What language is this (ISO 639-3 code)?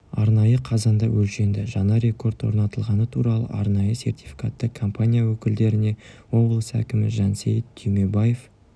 kaz